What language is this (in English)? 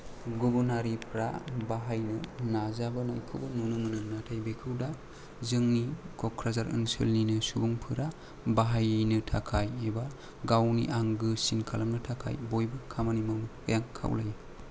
Bodo